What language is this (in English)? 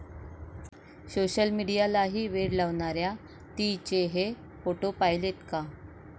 Marathi